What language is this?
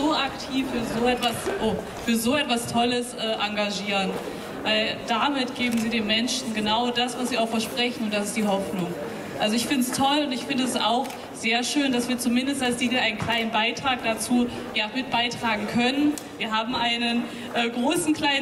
German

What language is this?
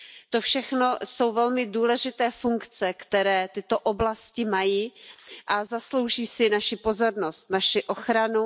Czech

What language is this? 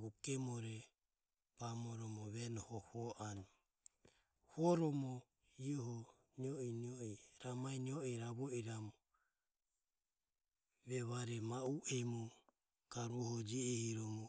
Ömie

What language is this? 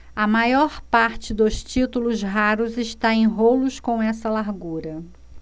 Portuguese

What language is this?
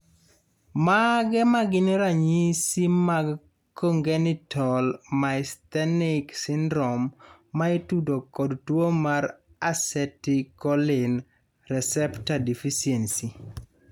Luo (Kenya and Tanzania)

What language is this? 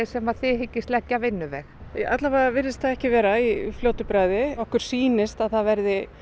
Icelandic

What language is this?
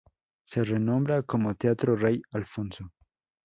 Spanish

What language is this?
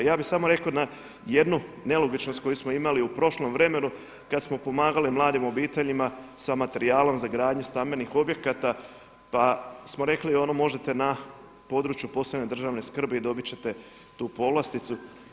Croatian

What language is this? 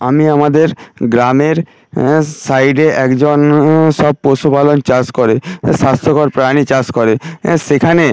Bangla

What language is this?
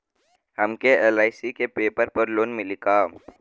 Bhojpuri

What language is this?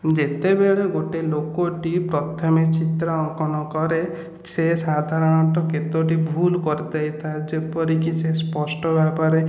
Odia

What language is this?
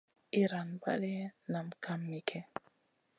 Masana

